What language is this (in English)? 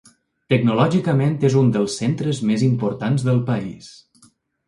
Catalan